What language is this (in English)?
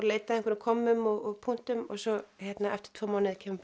Icelandic